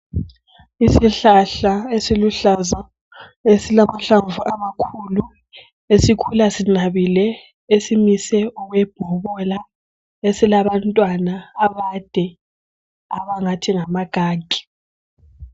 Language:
North Ndebele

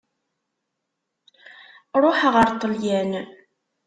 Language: Kabyle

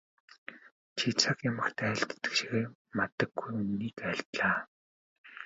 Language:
Mongolian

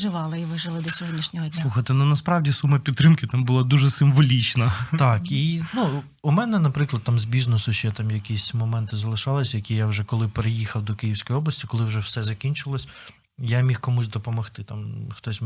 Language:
Ukrainian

